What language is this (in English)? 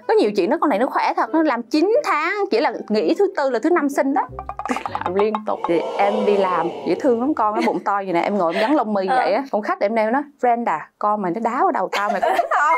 Vietnamese